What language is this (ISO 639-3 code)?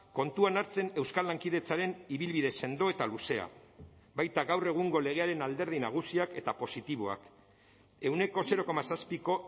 eus